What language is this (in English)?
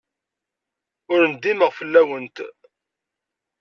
Kabyle